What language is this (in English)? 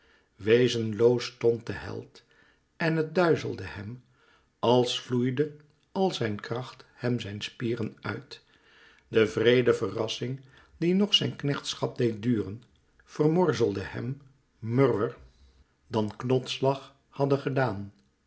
Dutch